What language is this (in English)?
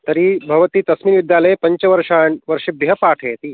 Sanskrit